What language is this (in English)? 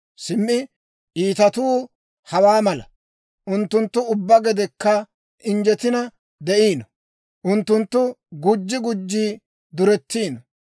Dawro